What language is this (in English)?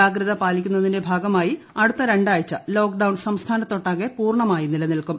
Malayalam